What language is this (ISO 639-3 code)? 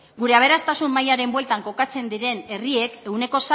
eus